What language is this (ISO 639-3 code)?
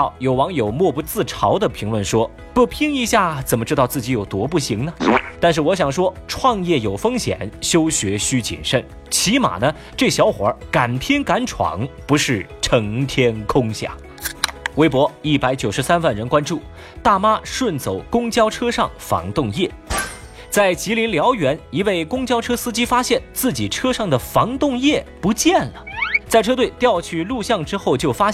zho